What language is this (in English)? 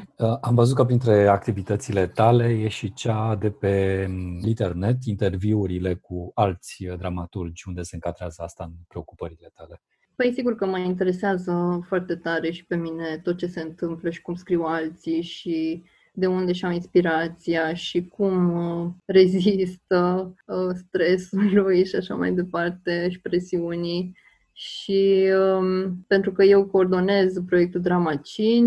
Romanian